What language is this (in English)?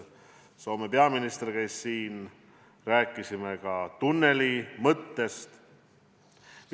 Estonian